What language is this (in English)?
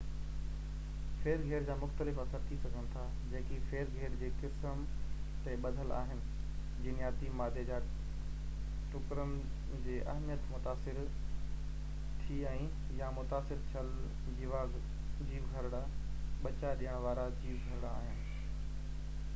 Sindhi